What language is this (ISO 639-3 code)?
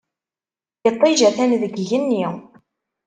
kab